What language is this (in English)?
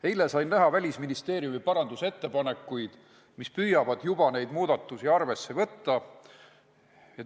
Estonian